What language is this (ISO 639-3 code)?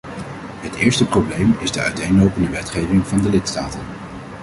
nld